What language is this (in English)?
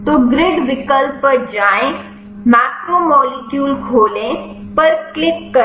Hindi